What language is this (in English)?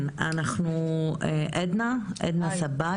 Hebrew